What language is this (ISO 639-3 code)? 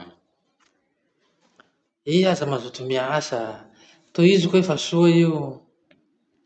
msh